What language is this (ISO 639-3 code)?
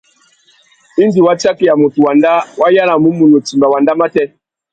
bag